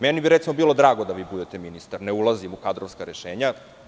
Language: Serbian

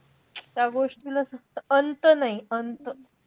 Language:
Marathi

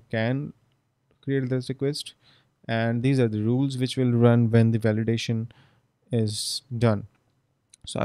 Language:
English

